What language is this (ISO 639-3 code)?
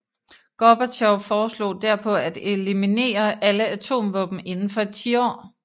dan